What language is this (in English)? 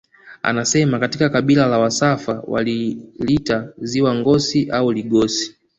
Swahili